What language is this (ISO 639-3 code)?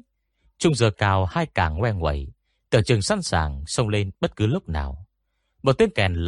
vie